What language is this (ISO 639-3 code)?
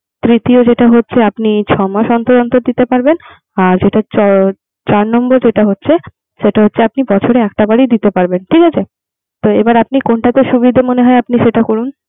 ben